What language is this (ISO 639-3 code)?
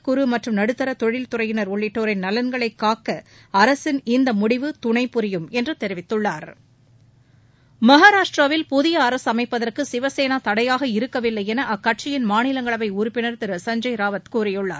tam